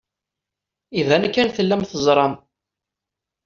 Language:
Kabyle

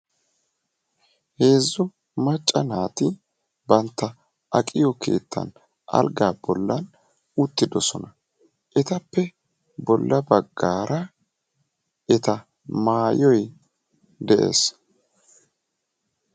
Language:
Wolaytta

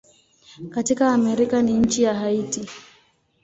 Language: Swahili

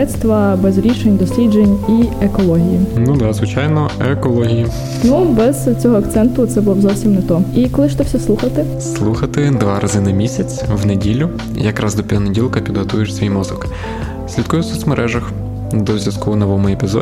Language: Ukrainian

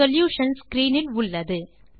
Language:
Tamil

